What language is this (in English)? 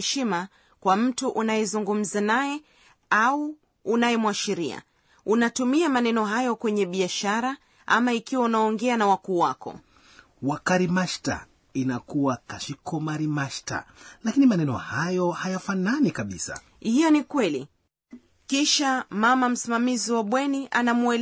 Swahili